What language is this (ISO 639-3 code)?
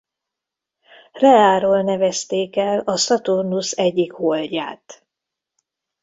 hun